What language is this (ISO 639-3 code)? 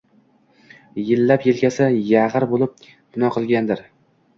uzb